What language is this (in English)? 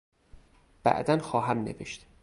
Persian